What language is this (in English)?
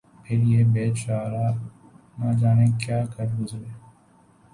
Urdu